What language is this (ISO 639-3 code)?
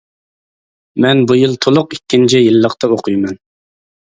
uig